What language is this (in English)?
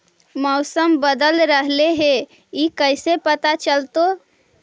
Magahi